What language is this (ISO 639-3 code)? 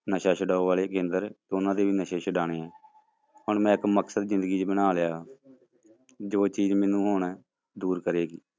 pan